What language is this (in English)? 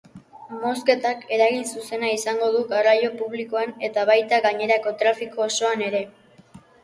Basque